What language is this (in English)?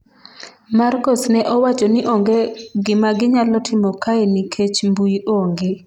Luo (Kenya and Tanzania)